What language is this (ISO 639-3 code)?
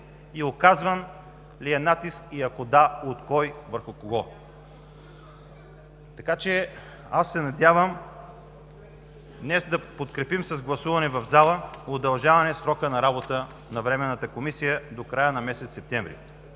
bul